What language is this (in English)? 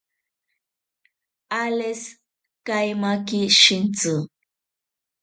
South Ucayali Ashéninka